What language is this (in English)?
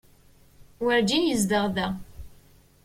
Kabyle